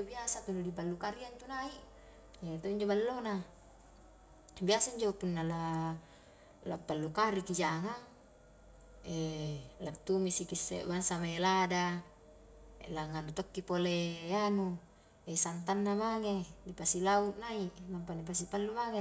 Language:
Highland Konjo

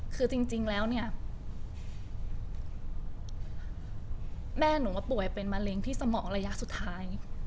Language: Thai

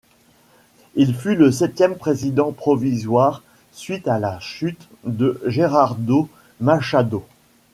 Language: French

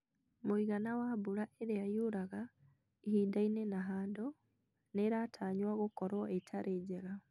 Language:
Kikuyu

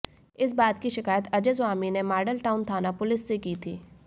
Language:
Hindi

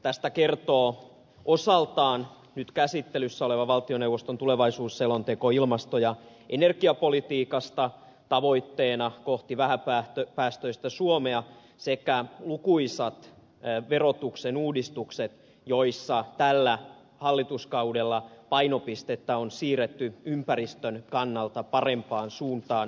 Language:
Finnish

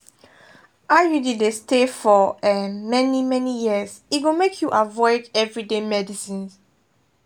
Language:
Nigerian Pidgin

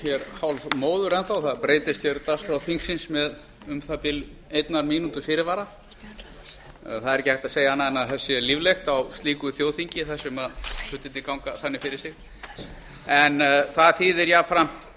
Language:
Icelandic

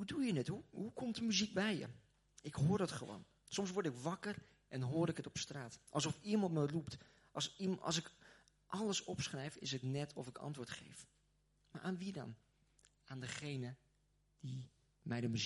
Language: Dutch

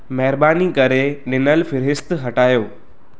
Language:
Sindhi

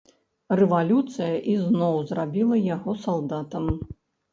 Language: Belarusian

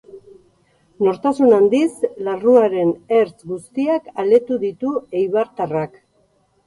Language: Basque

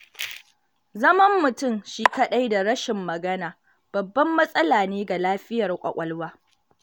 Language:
Hausa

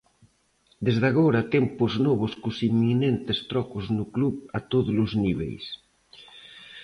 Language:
Galician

